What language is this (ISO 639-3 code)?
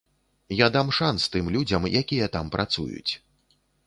bel